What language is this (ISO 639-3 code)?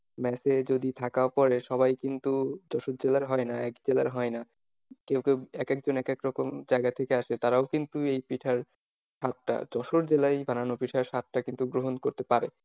ben